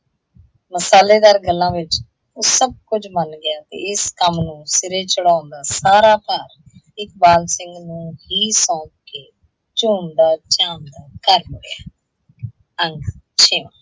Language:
Punjabi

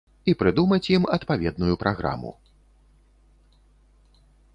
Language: Belarusian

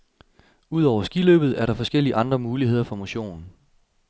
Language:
Danish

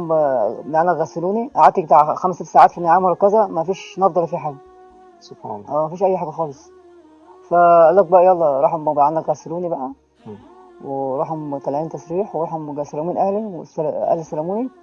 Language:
Arabic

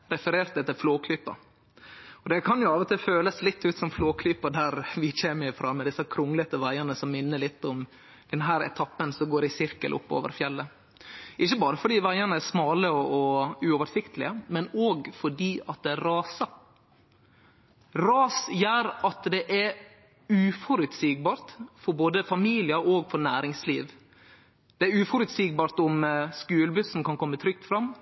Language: Norwegian Nynorsk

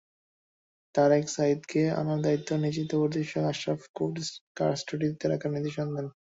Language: Bangla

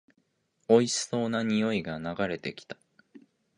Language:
Japanese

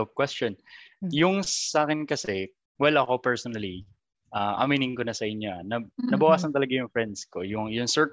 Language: Filipino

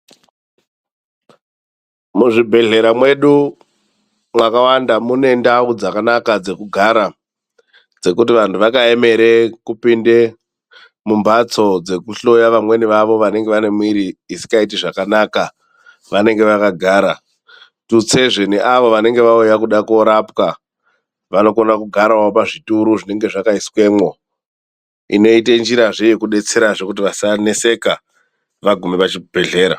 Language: Ndau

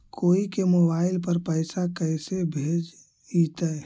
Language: Magahi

